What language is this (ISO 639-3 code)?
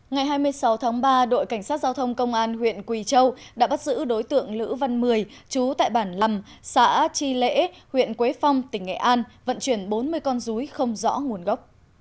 vie